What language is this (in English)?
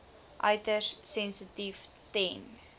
Afrikaans